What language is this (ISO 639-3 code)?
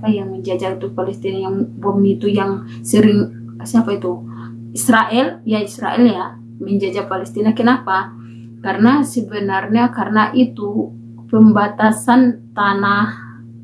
ind